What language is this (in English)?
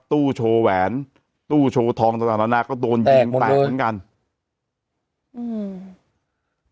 Thai